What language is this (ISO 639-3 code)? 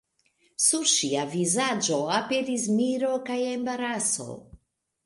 epo